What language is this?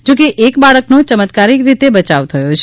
Gujarati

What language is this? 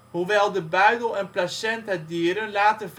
Dutch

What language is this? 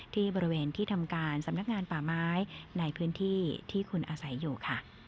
Thai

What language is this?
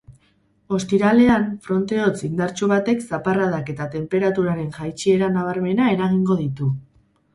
Basque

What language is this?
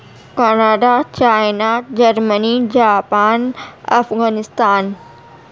Urdu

